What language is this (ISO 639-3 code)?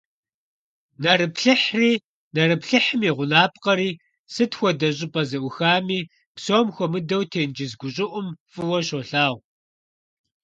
kbd